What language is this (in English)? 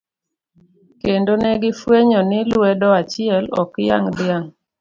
Luo (Kenya and Tanzania)